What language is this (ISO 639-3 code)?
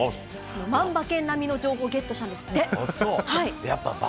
jpn